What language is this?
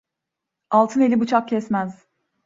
Turkish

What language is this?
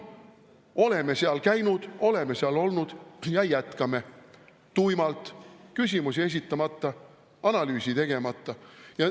Estonian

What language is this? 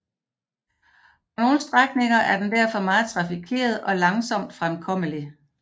Danish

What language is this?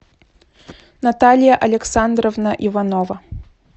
Russian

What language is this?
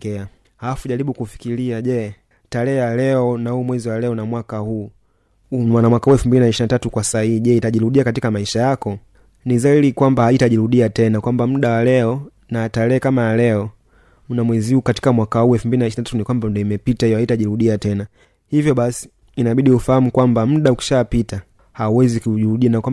Swahili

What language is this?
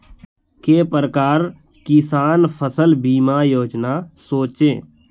Magahi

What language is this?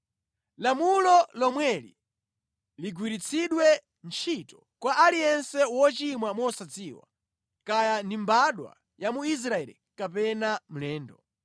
Nyanja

